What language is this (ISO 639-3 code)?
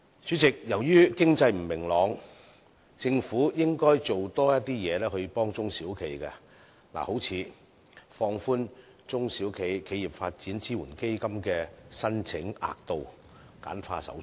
yue